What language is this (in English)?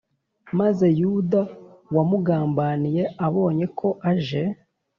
Kinyarwanda